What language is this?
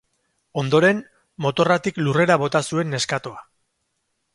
Basque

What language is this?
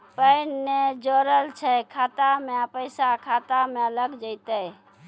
Maithili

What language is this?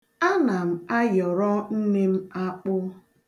Igbo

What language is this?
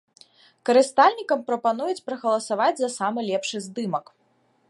Belarusian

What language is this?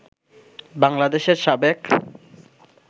Bangla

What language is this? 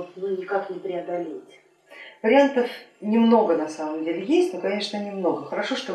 Russian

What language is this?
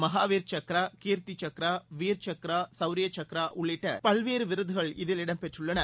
Tamil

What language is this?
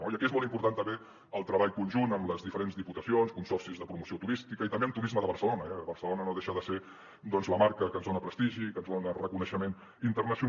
Catalan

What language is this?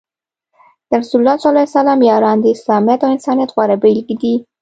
Pashto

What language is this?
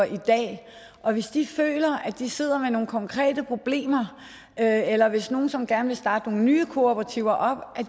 Danish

